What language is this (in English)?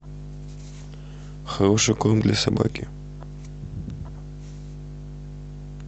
Russian